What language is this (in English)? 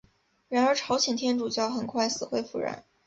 Chinese